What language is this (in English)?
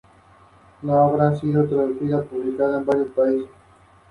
Spanish